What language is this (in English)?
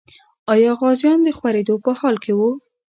Pashto